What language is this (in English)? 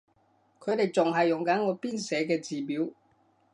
Cantonese